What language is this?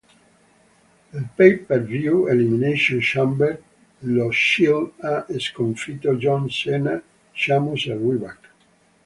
Italian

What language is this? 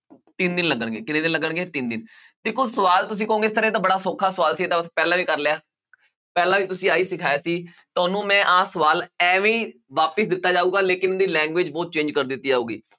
Punjabi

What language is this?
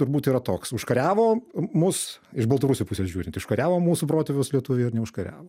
Lithuanian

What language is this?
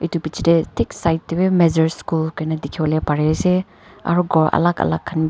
Naga Pidgin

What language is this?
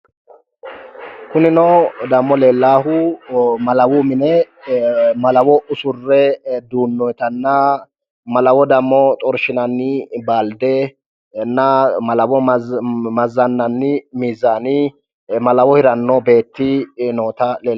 Sidamo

